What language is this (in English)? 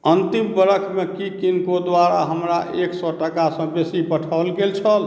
Maithili